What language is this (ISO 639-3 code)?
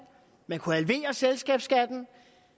dan